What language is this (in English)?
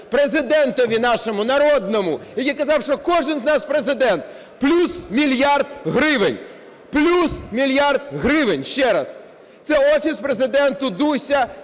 Ukrainian